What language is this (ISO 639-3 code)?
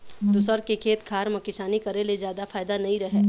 hne